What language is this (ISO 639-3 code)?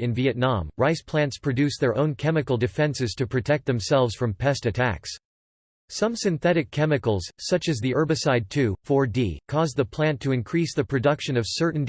eng